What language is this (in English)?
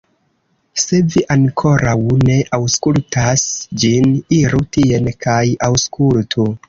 Esperanto